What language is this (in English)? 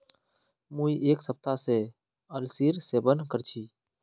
Magahi